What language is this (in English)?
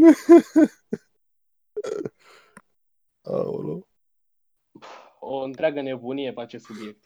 Romanian